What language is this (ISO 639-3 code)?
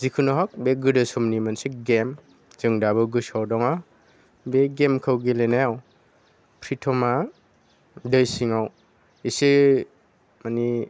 brx